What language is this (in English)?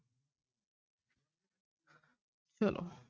Punjabi